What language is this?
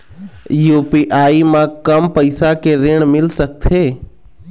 Chhattisgarhi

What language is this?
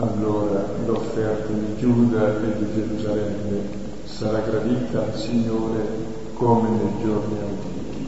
Italian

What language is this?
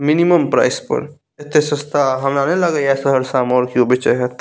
Maithili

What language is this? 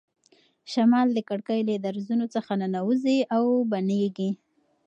Pashto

